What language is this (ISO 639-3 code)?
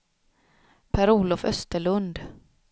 swe